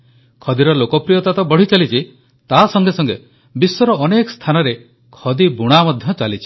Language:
Odia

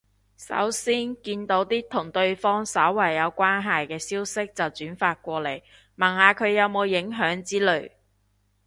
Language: Cantonese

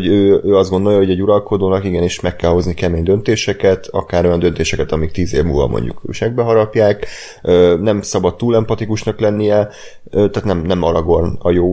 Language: Hungarian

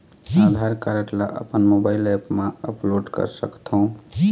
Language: Chhattisgarhi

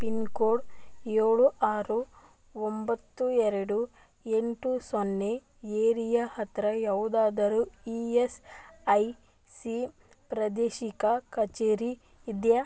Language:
Kannada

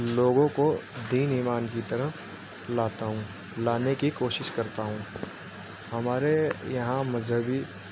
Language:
Urdu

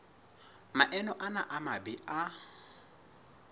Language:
Southern Sotho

